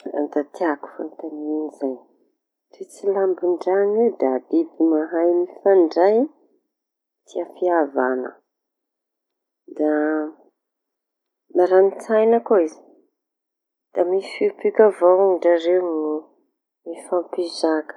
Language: Tanosy Malagasy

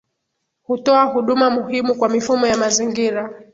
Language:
Swahili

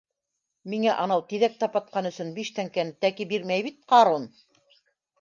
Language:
Bashkir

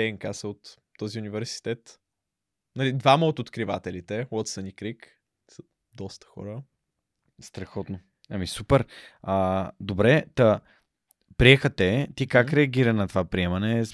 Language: Bulgarian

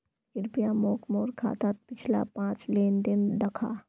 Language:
Magahi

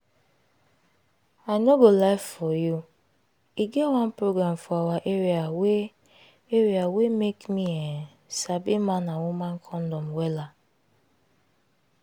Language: Nigerian Pidgin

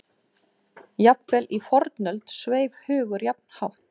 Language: Icelandic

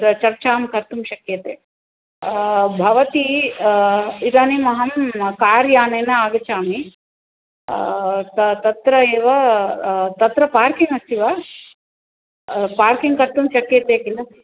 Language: Sanskrit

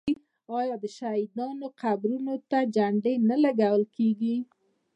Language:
Pashto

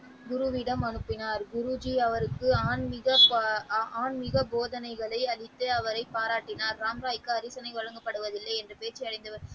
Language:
Tamil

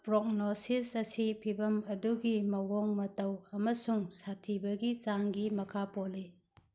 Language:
Manipuri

